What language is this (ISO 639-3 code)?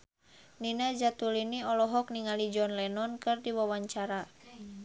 sun